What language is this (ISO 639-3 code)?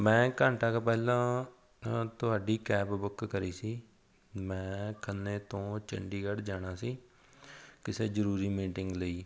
pan